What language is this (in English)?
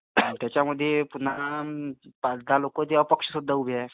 Marathi